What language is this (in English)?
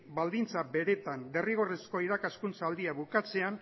Basque